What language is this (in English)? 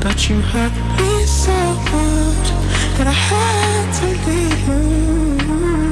English